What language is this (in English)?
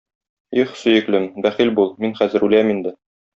Tatar